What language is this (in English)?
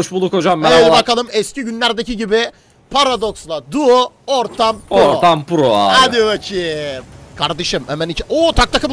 Turkish